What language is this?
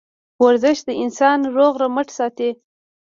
Pashto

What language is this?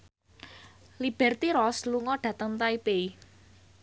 Javanese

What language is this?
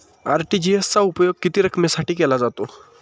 Marathi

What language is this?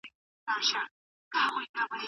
Pashto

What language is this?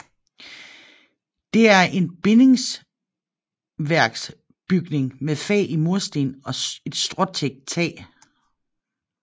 Danish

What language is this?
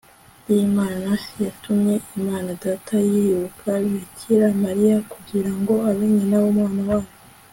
Kinyarwanda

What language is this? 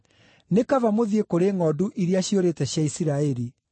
Kikuyu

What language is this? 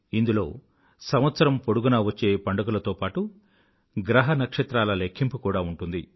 Telugu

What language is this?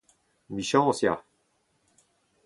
Breton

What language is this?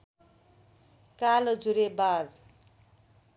Nepali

